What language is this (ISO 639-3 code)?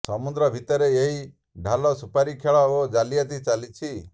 ori